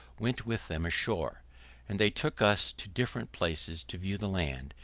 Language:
English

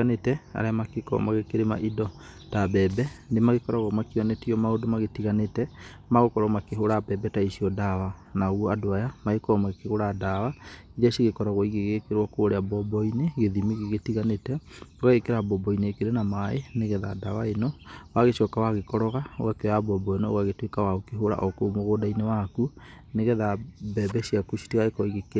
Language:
Kikuyu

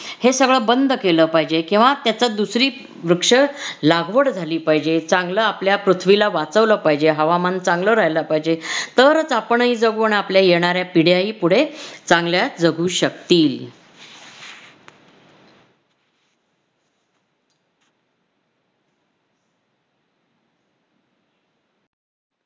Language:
Marathi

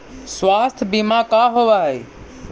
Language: Magahi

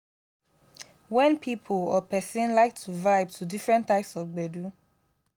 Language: Nigerian Pidgin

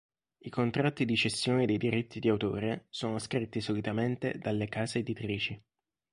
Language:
Italian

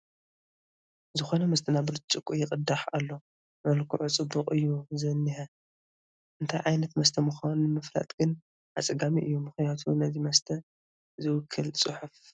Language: Tigrinya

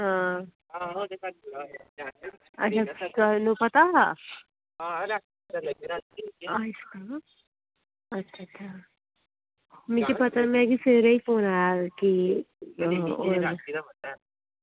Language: Dogri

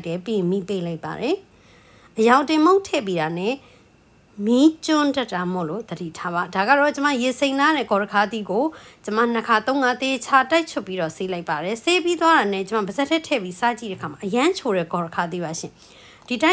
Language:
Thai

